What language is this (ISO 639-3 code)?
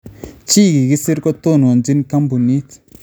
kln